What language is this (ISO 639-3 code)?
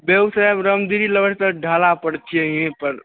mai